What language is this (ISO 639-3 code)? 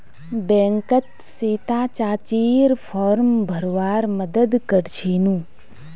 mag